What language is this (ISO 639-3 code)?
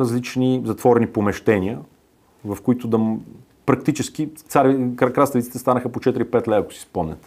bul